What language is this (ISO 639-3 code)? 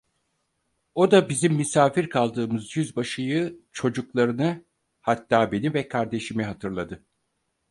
tur